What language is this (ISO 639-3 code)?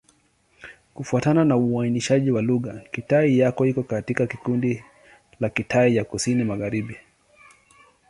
swa